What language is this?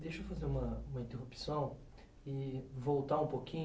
Portuguese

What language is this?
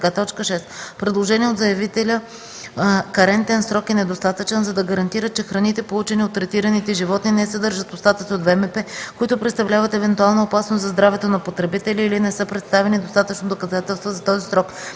Bulgarian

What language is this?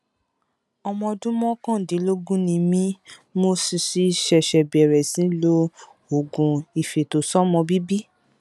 Yoruba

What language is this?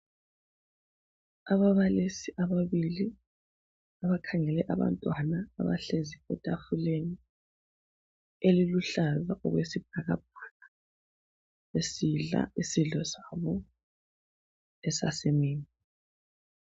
North Ndebele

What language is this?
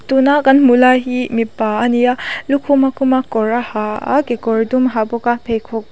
Mizo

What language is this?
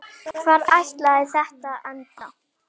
Icelandic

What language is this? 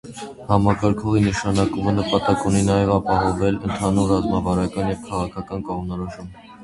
Armenian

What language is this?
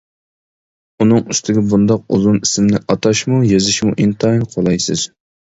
Uyghur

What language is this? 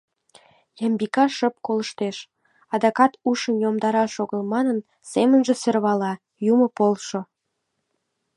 Mari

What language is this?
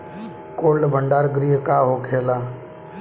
Bhojpuri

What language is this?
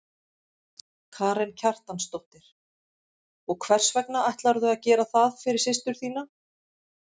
Icelandic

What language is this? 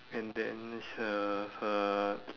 English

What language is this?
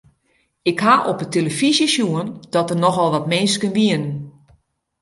Western Frisian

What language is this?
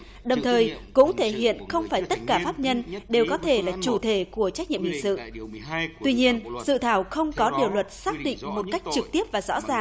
Vietnamese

